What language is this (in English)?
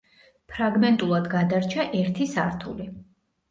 Georgian